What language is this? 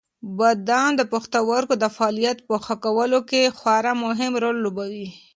Pashto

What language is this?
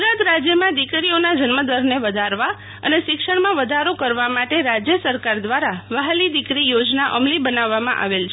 Gujarati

